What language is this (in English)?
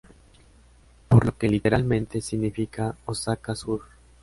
Spanish